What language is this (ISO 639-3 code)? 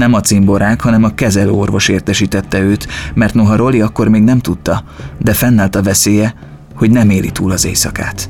hun